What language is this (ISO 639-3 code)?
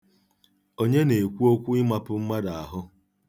ibo